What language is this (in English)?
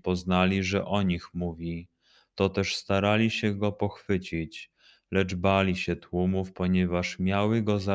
Polish